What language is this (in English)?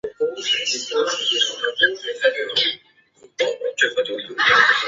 Chinese